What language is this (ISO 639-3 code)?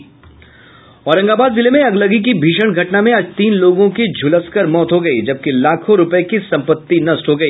hin